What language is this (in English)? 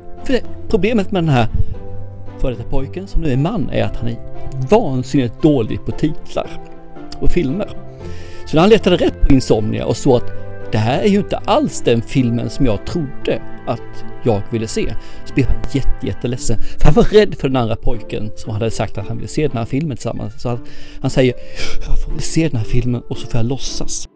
Swedish